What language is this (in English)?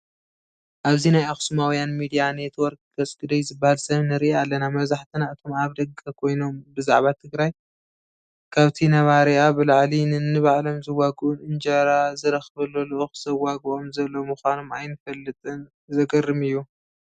Tigrinya